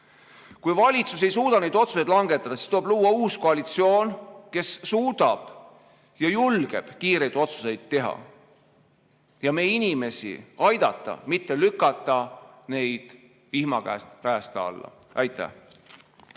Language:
Estonian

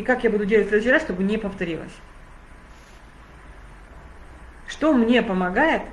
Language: Russian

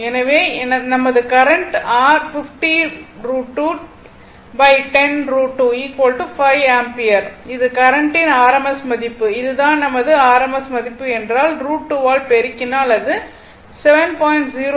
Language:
Tamil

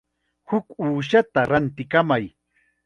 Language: Chiquián Ancash Quechua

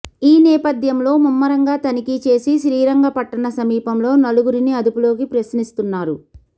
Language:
Telugu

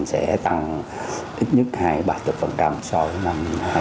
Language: Vietnamese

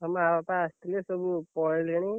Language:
Odia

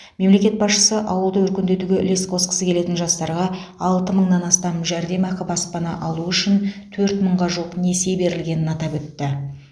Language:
Kazakh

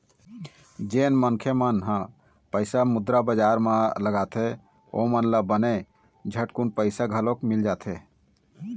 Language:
Chhattisgarhi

